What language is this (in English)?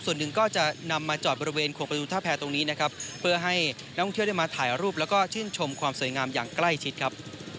Thai